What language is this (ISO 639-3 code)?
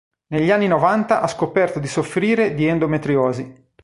ita